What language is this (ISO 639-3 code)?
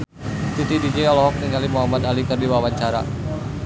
sun